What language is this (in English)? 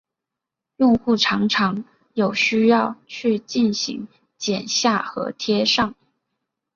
Chinese